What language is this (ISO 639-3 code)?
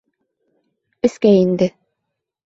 bak